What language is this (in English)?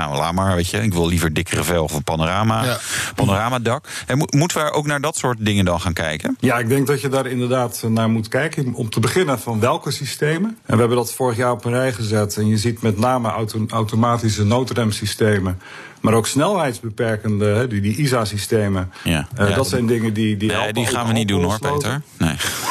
Dutch